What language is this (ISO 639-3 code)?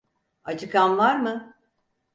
tur